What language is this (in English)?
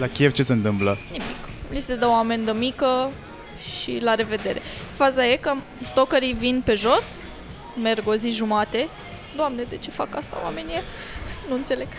Romanian